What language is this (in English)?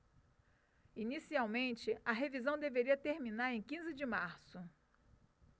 Portuguese